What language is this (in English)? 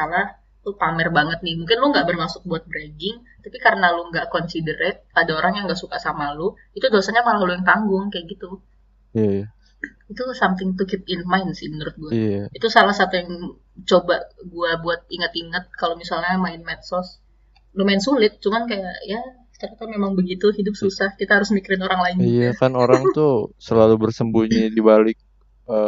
Indonesian